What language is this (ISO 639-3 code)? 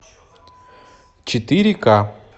rus